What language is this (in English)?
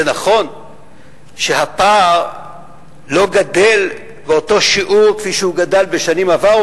Hebrew